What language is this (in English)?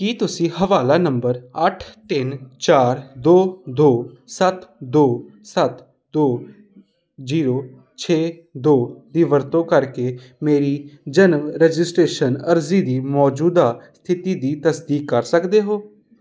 Punjabi